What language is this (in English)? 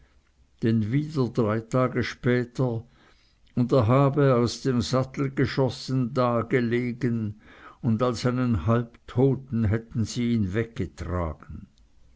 German